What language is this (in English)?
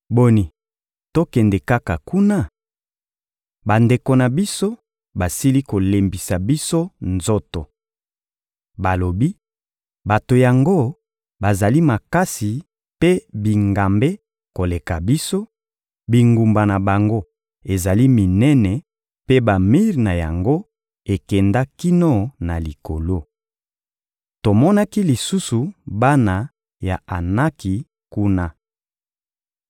Lingala